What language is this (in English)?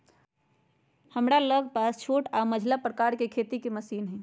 Magahi